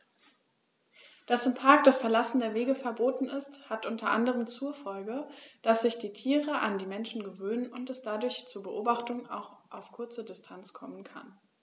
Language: German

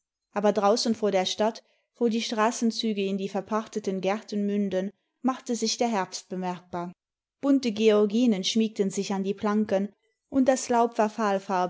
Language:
German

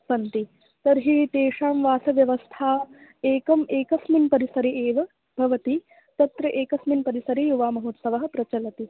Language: Sanskrit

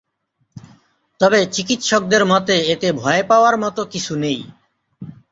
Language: Bangla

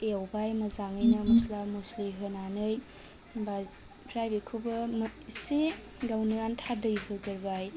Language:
Bodo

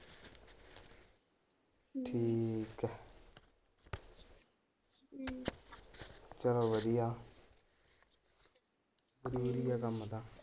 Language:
Punjabi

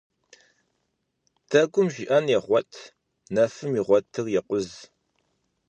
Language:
Kabardian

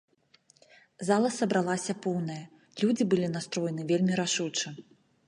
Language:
Belarusian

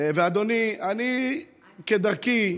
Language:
Hebrew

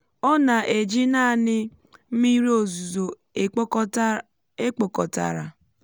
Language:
Igbo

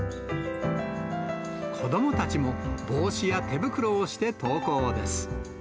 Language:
Japanese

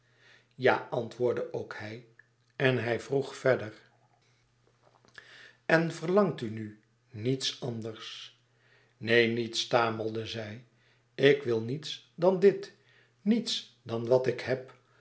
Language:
Dutch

